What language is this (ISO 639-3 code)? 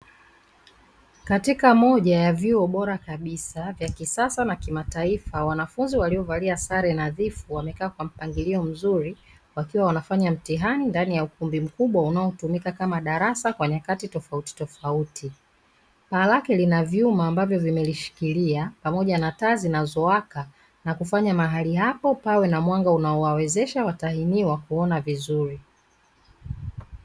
swa